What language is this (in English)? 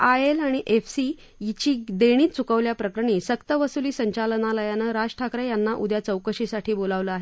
Marathi